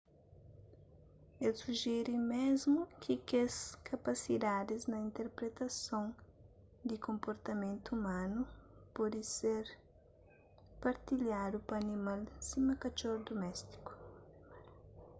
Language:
Kabuverdianu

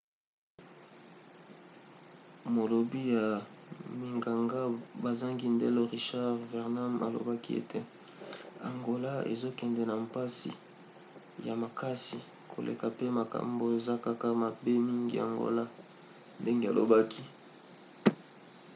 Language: Lingala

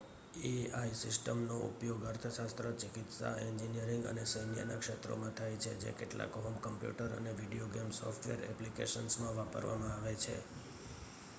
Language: Gujarati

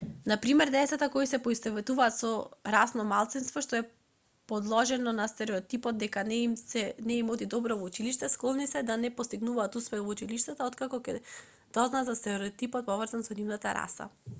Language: Macedonian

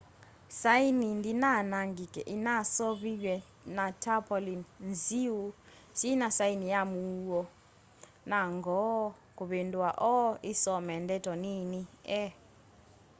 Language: Kamba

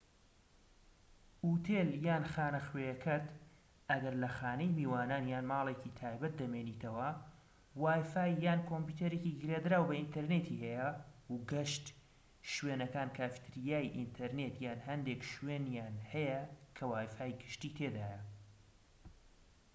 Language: Central Kurdish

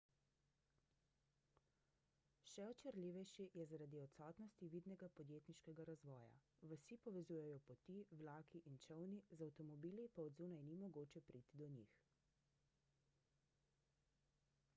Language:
Slovenian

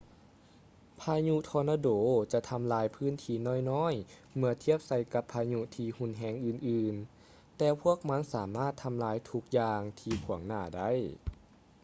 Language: Lao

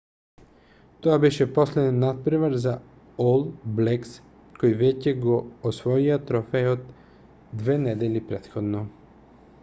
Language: Macedonian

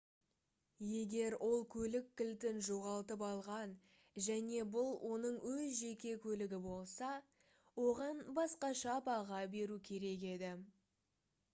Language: Kazakh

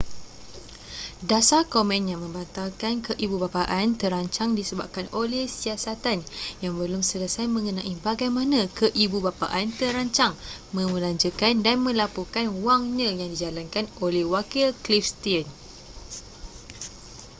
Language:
Malay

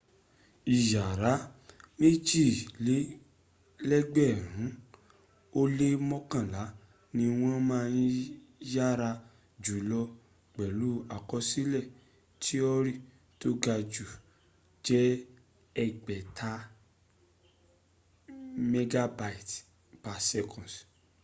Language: Yoruba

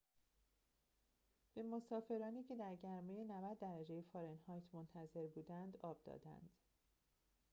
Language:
Persian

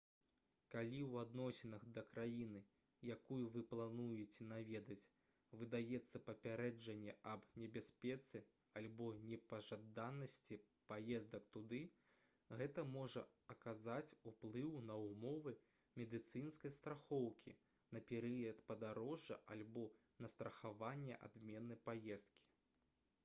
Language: Belarusian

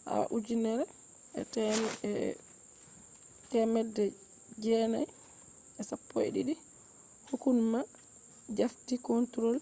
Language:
Fula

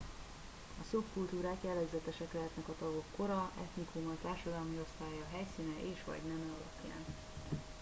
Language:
Hungarian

